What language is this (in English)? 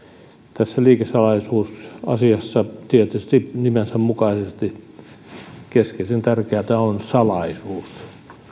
Finnish